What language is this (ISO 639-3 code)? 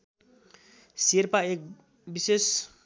nep